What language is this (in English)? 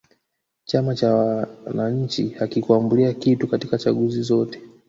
Swahili